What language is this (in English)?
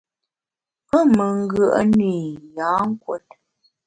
Bamun